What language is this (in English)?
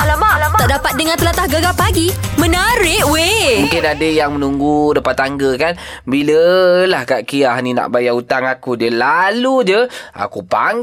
Malay